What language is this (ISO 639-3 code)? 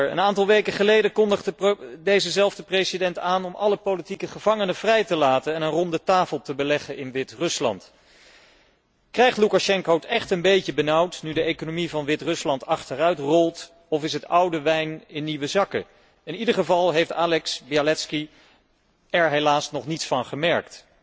nld